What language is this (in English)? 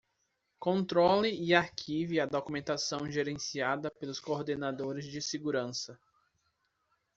Portuguese